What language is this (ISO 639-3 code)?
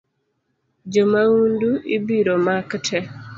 luo